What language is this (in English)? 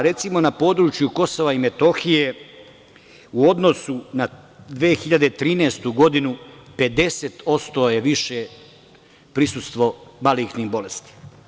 Serbian